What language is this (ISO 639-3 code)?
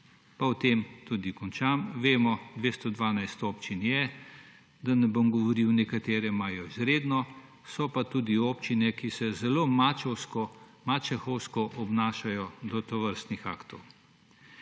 slv